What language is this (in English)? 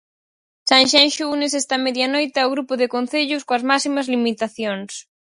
Galician